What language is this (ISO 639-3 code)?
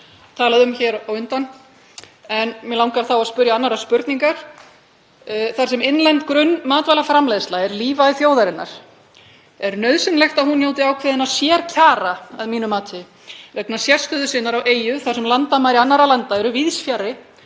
isl